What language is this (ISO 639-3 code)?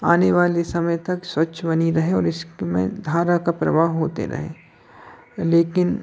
hin